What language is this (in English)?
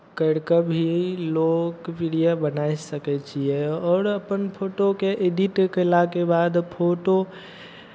Maithili